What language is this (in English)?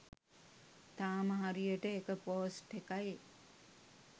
Sinhala